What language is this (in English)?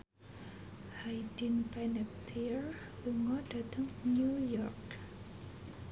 Javanese